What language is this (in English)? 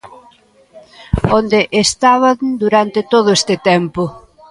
Galician